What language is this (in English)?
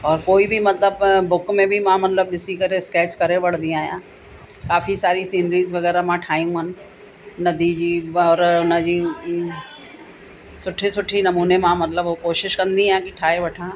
Sindhi